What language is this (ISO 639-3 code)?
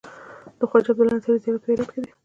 pus